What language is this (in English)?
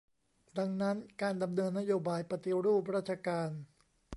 Thai